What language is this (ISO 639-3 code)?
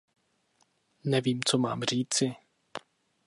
ces